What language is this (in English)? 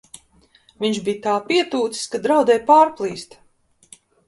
Latvian